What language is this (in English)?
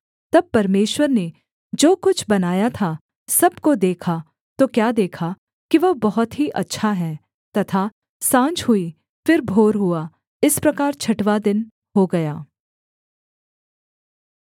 Hindi